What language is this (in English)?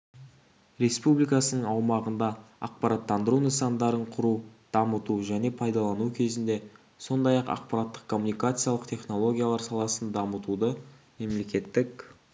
Kazakh